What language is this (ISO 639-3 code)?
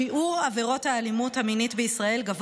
heb